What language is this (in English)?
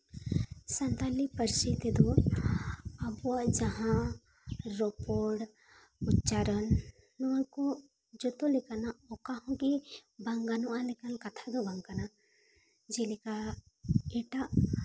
Santali